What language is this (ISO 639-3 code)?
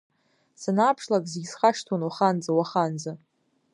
abk